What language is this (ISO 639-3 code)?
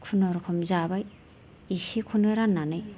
brx